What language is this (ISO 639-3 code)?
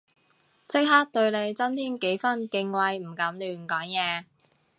yue